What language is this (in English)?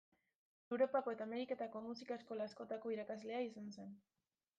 Basque